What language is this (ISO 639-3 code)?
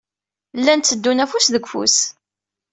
kab